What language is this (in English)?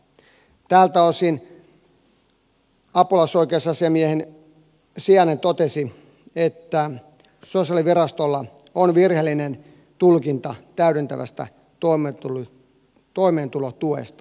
Finnish